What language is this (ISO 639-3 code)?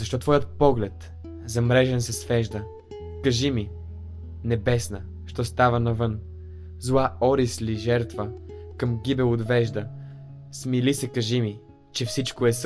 bul